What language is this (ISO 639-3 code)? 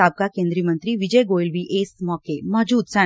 pan